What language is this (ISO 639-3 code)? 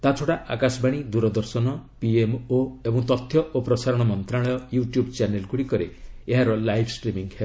ori